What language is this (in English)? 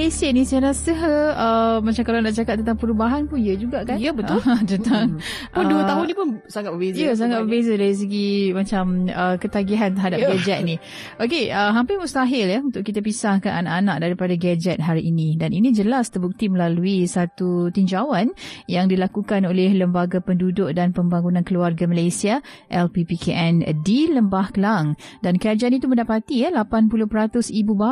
Malay